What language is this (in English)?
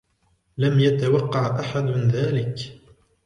Arabic